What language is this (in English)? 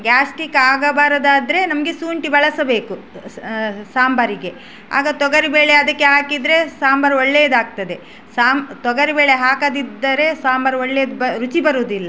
Kannada